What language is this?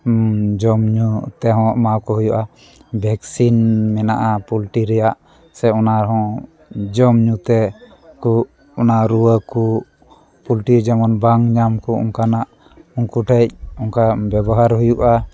Santali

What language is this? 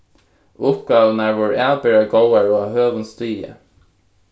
Faroese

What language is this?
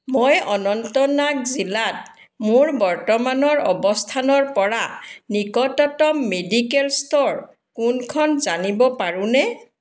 Assamese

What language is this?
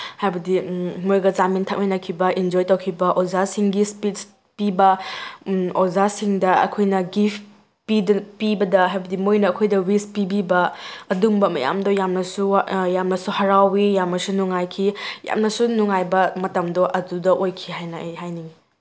Manipuri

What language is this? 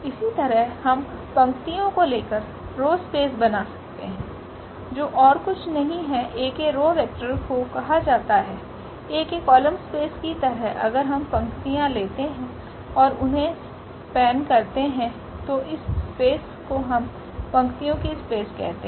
Hindi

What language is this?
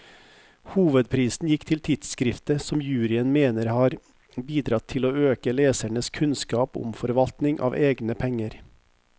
Norwegian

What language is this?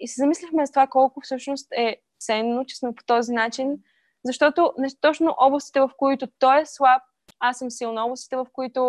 Bulgarian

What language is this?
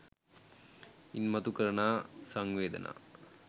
Sinhala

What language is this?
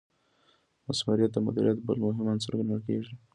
Pashto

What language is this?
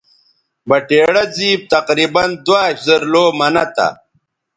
Bateri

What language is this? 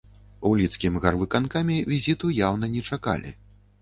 Belarusian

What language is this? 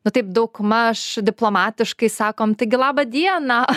Lithuanian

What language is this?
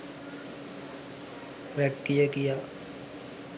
Sinhala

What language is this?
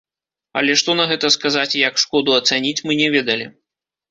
Belarusian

